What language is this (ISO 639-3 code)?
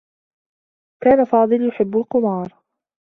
ara